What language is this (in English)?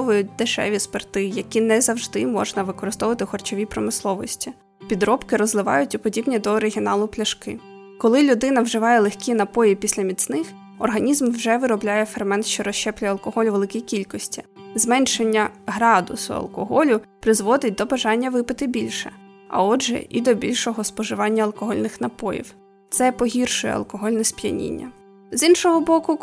Ukrainian